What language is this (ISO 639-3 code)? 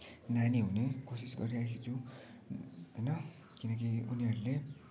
nep